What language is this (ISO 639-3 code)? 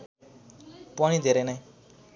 nep